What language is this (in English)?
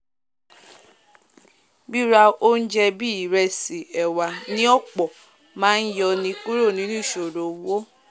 Yoruba